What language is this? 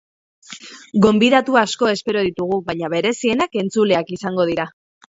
Basque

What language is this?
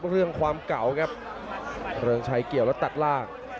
Thai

